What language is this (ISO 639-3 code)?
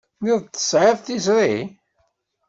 kab